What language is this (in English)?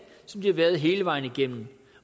Danish